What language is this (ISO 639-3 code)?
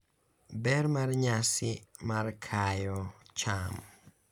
luo